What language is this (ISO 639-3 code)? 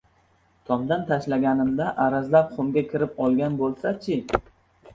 uzb